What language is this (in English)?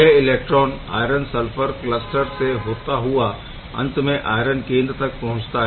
Hindi